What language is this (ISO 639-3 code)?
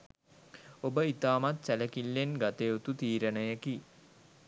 sin